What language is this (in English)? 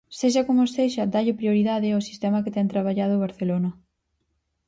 Galician